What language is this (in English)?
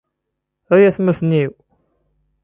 Kabyle